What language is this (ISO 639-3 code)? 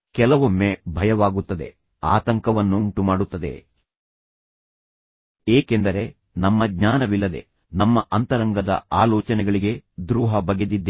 kan